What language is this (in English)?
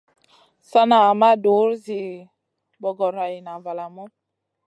Masana